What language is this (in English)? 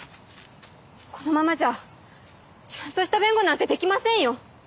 Japanese